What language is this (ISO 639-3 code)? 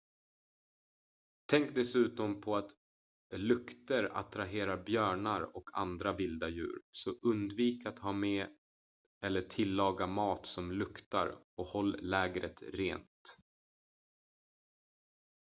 swe